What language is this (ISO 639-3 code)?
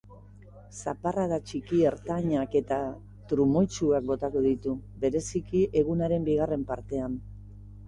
eus